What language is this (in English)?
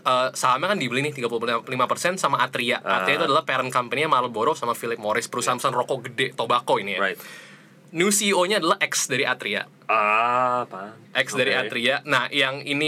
Indonesian